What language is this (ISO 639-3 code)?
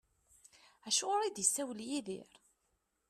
kab